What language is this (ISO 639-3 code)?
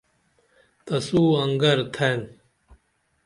dml